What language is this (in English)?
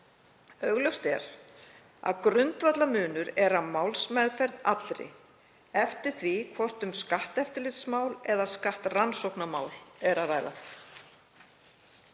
Icelandic